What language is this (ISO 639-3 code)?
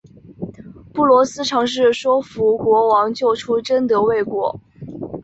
zho